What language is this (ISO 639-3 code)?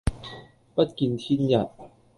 yue